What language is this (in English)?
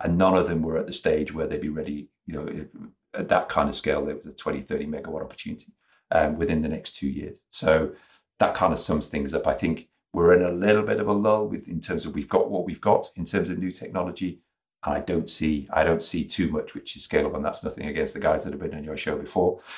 English